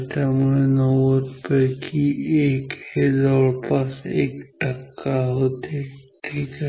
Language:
Marathi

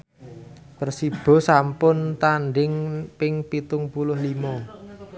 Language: Javanese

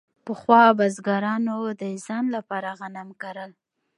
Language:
Pashto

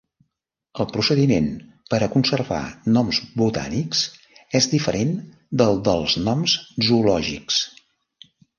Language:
Catalan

